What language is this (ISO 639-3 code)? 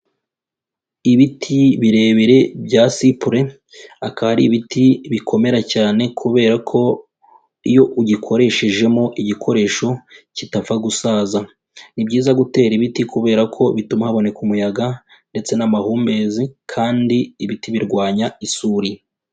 kin